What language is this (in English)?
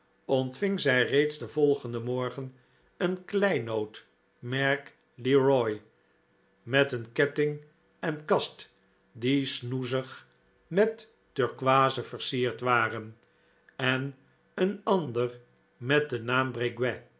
Dutch